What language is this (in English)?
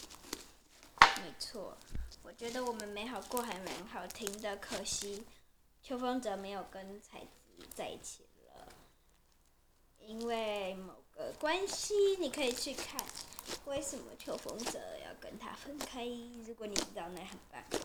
Chinese